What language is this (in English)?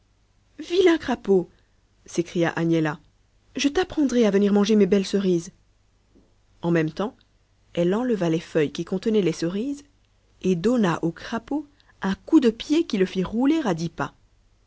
French